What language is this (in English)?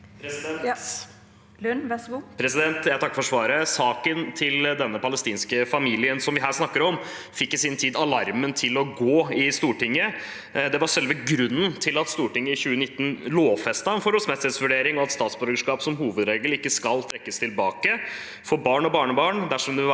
Norwegian